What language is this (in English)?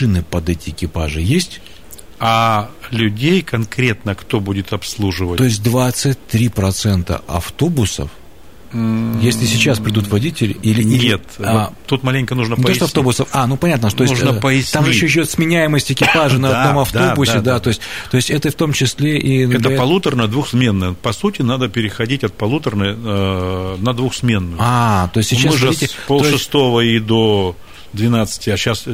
Russian